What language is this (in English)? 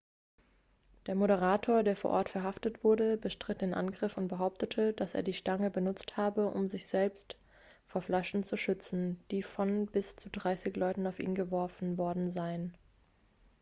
German